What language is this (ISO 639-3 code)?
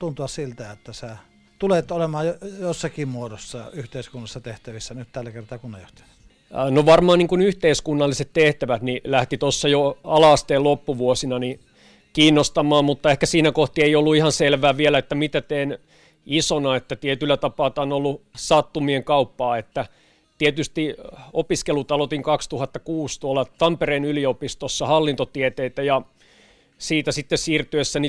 fin